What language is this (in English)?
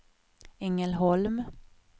Swedish